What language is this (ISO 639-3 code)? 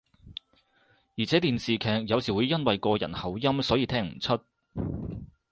yue